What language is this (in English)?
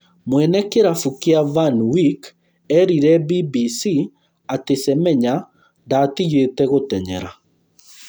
Kikuyu